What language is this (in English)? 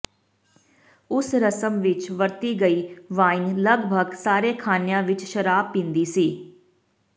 Punjabi